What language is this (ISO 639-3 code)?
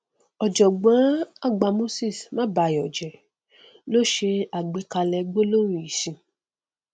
yor